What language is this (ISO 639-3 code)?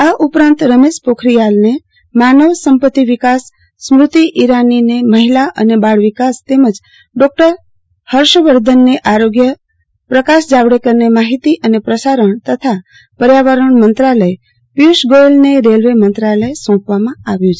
guj